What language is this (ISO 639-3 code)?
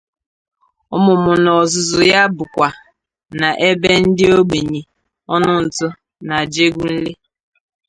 ibo